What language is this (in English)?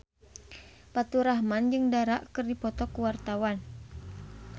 Sundanese